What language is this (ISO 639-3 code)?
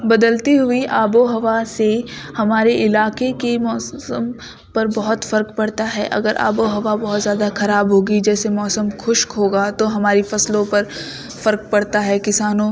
urd